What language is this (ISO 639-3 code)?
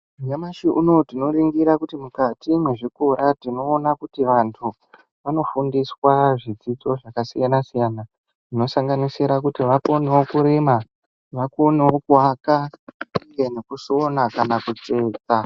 ndc